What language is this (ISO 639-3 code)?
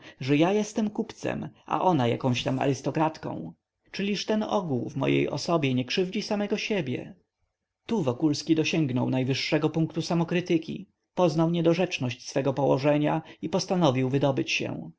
pol